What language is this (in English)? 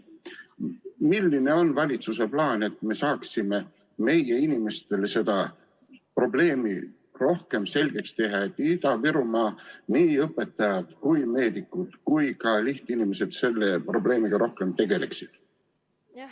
Estonian